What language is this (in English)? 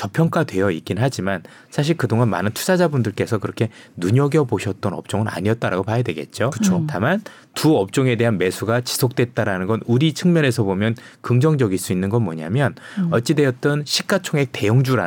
Korean